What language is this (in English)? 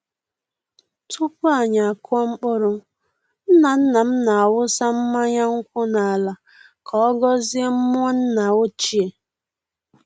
Igbo